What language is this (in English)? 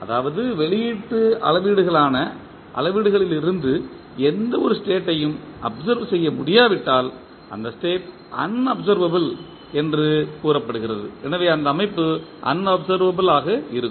Tamil